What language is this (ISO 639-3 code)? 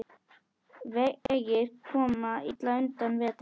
isl